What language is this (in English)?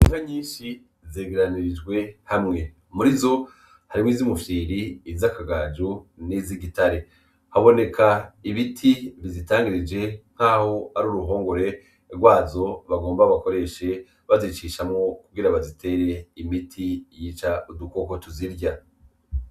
Rundi